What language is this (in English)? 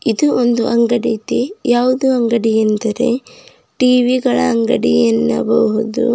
Kannada